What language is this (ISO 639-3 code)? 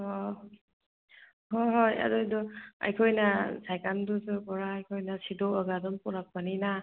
mni